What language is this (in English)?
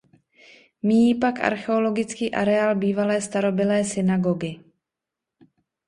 Czech